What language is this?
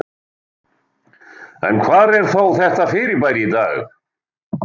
Icelandic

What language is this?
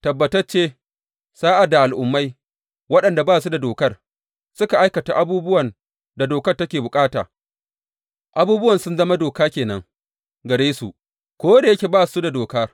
Hausa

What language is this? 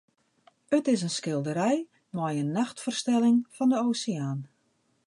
Western Frisian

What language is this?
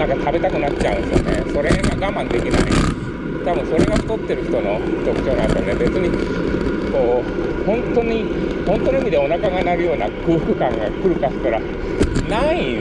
Japanese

